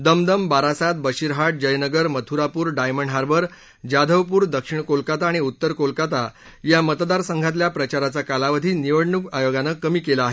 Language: Marathi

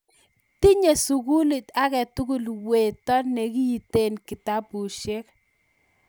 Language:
Kalenjin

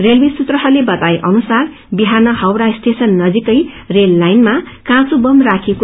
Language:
Nepali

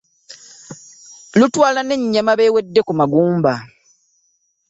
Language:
Ganda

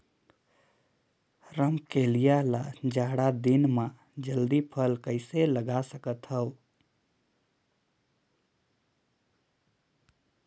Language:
Chhattisgarhi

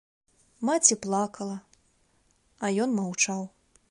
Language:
Belarusian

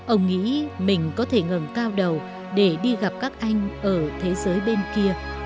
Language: Vietnamese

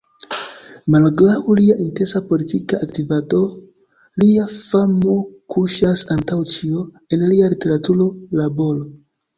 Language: Esperanto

